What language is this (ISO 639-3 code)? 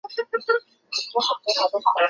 zho